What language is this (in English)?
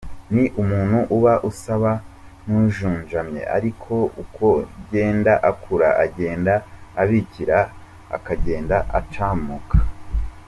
Kinyarwanda